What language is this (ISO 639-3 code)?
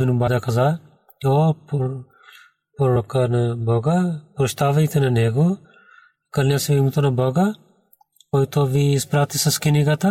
bul